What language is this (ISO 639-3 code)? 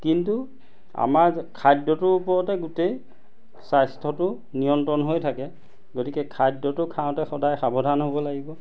asm